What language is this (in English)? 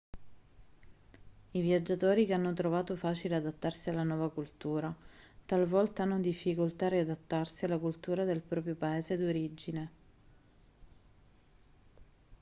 Italian